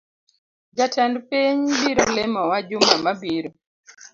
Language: Luo (Kenya and Tanzania)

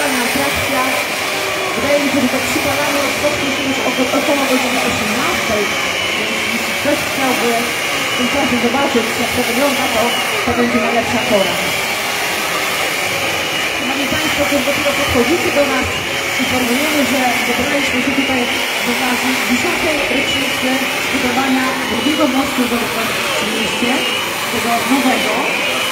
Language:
Polish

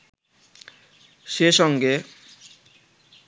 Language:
Bangla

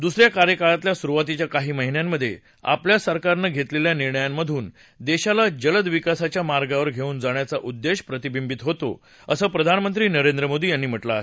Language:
Marathi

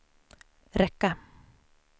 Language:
Swedish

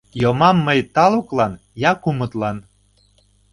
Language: Mari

